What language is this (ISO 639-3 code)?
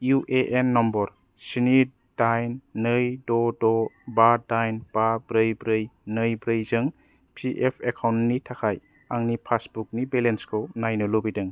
brx